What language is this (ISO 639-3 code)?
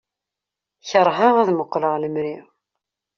kab